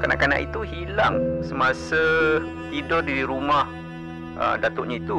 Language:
Malay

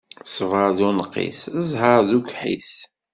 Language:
Kabyle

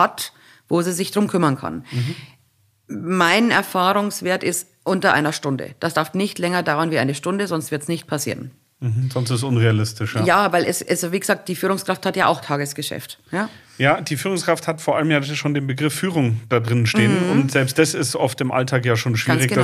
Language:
German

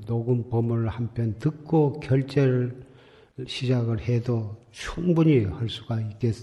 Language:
Korean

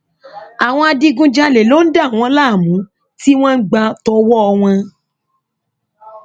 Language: Yoruba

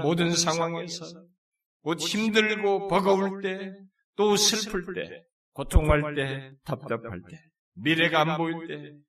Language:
Korean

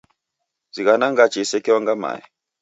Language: Taita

